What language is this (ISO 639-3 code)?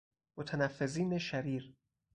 fas